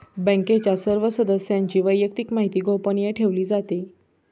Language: Marathi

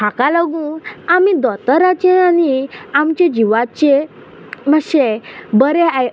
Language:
Konkani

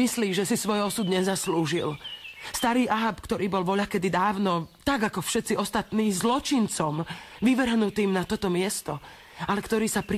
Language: Slovak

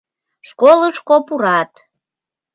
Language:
Mari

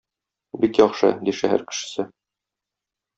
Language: Tatar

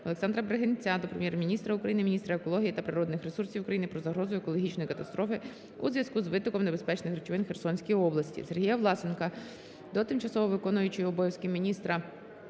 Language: Ukrainian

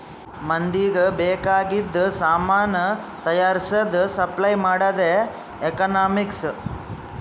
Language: Kannada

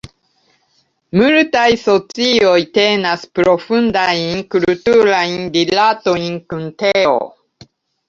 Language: Esperanto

